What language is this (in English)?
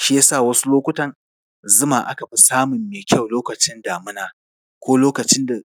Hausa